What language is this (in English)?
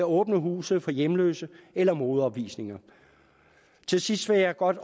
Danish